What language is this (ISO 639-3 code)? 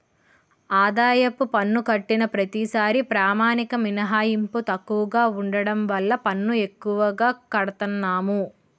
tel